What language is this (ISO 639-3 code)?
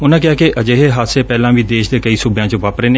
pan